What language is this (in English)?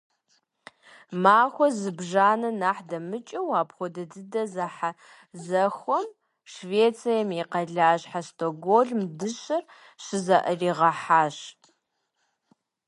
Kabardian